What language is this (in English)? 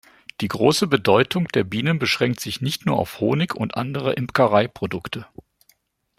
German